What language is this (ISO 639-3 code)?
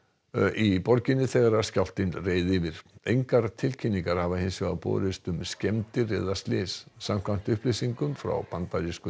isl